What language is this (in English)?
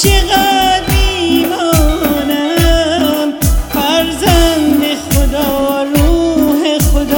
Persian